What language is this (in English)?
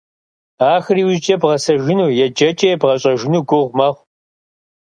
Kabardian